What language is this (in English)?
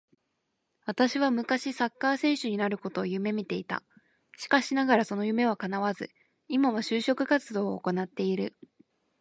Japanese